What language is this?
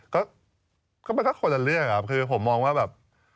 Thai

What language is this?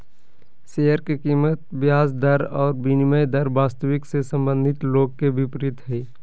Magahi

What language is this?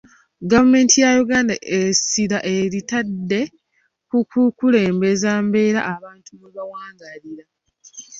Ganda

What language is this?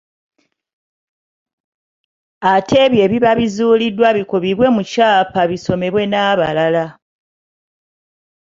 Ganda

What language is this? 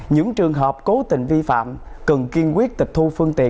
Vietnamese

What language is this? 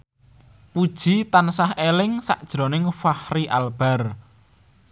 Javanese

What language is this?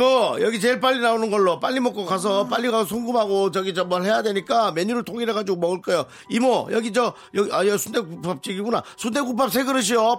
Korean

